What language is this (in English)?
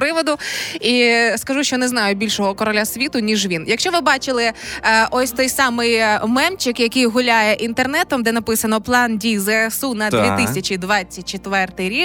Ukrainian